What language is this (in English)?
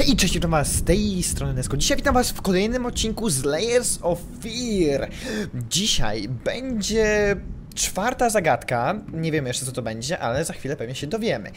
Polish